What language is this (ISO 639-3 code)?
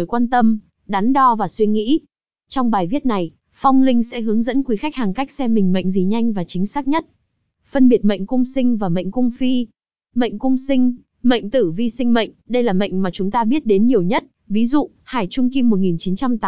vie